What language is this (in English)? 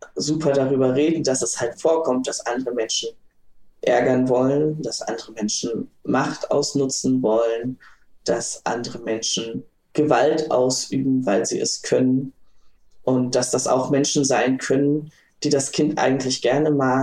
German